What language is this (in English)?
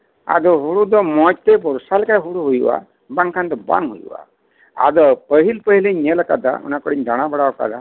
Santali